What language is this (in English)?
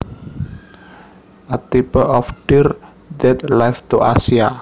Javanese